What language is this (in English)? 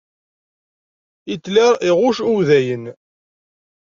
Kabyle